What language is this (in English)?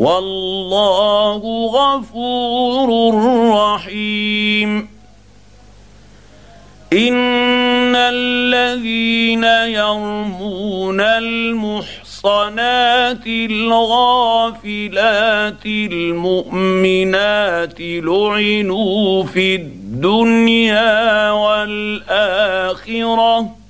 Arabic